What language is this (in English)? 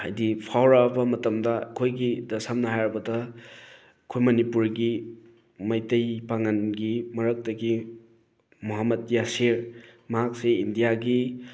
Manipuri